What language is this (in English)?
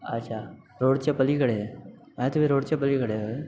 Marathi